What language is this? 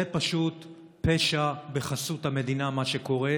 Hebrew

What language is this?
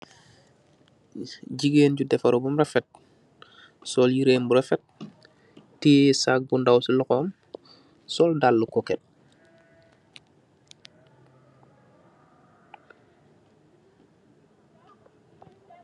Wolof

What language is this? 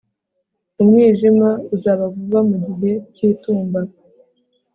Kinyarwanda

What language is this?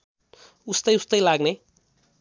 Nepali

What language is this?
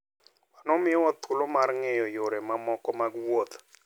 Luo (Kenya and Tanzania)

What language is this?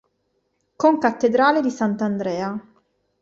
Italian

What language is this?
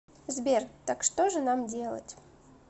Russian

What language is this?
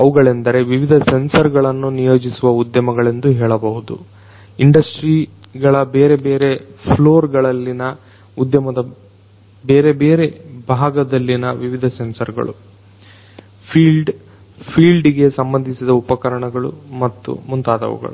Kannada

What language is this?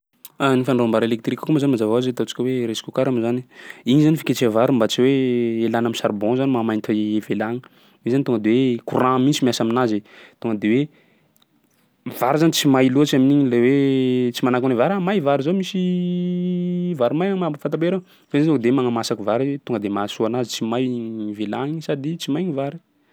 Sakalava Malagasy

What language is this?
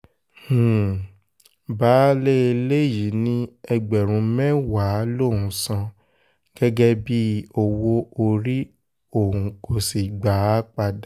Yoruba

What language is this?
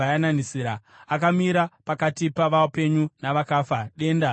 Shona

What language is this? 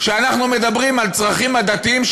Hebrew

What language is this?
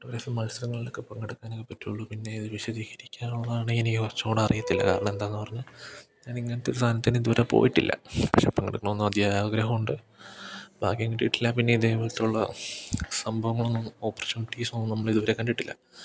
Malayalam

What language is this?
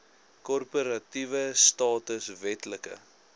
Afrikaans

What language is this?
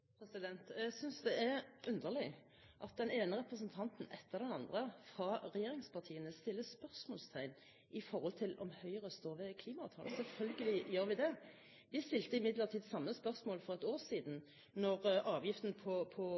Norwegian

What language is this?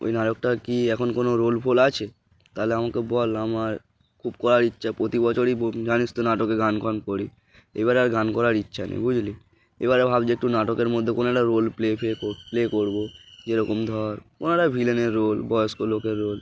Bangla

